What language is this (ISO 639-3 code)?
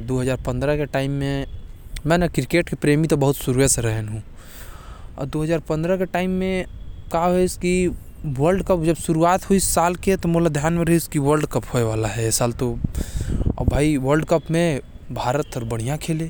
kfp